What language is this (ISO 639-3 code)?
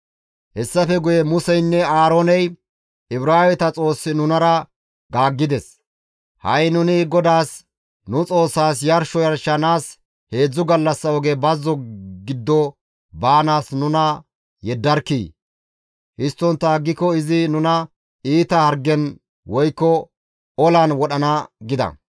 gmv